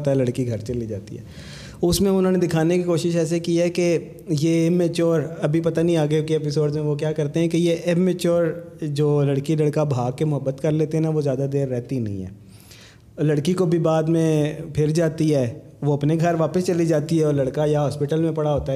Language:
Urdu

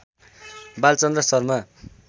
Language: Nepali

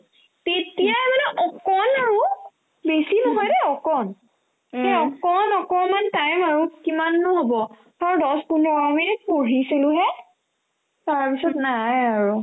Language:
Assamese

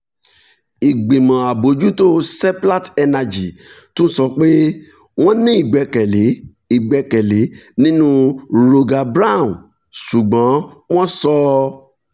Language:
Yoruba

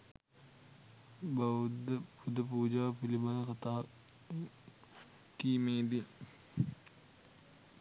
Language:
Sinhala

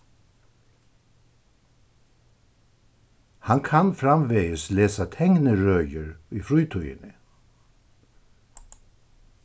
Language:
Faroese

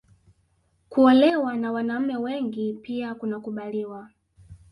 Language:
Swahili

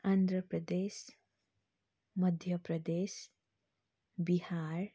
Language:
Nepali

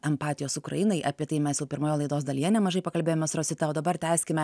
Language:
Lithuanian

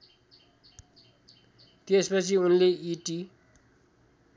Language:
Nepali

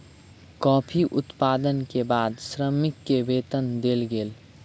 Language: Maithili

